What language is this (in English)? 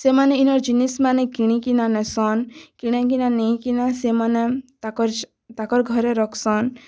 Odia